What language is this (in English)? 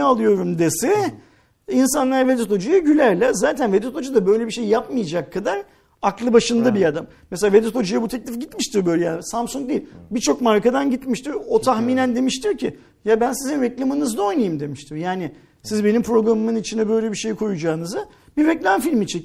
Turkish